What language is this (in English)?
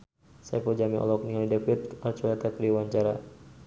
Sundanese